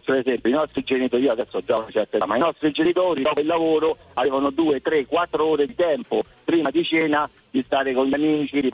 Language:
Italian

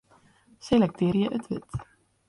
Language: Western Frisian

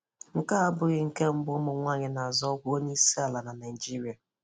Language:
Igbo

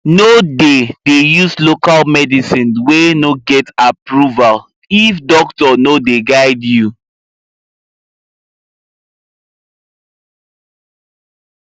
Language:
Nigerian Pidgin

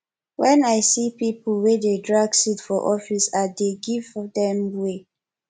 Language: Nigerian Pidgin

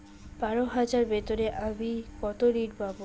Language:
Bangla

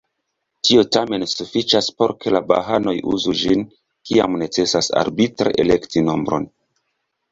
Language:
Esperanto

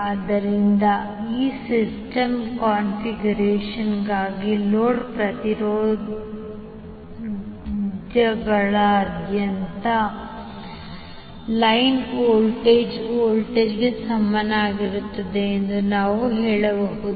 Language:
Kannada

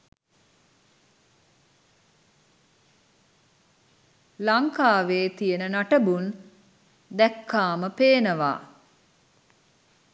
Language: Sinhala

